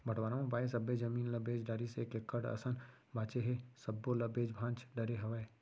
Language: Chhattisgarhi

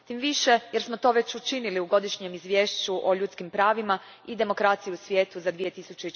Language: Croatian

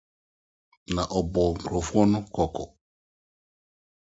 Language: Akan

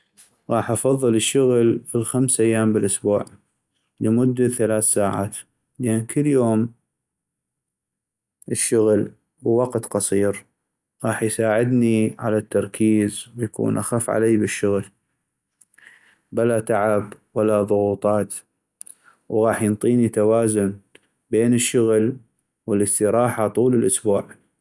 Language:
North Mesopotamian Arabic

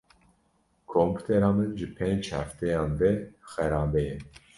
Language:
Kurdish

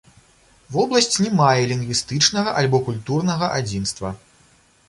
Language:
Belarusian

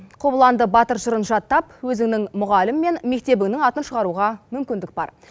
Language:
Kazakh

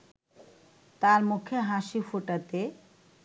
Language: Bangla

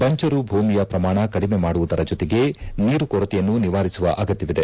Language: Kannada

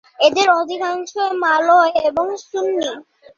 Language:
Bangla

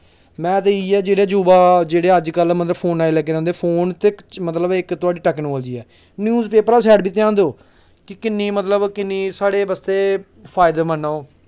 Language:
Dogri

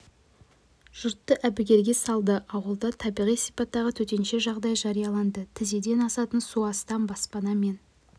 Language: Kazakh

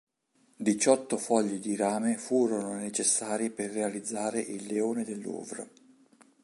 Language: Italian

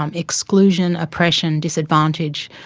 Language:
English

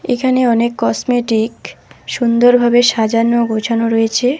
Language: Bangla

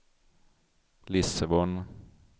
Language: Swedish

